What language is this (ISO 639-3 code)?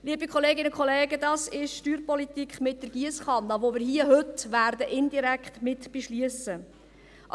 gsw